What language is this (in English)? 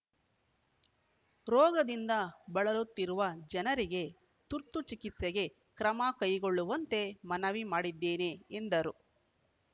Kannada